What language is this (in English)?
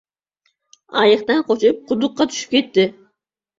Uzbek